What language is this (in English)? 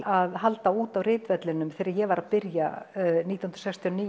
Icelandic